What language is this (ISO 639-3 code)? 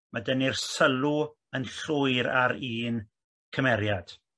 cym